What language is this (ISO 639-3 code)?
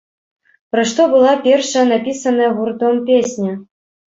bel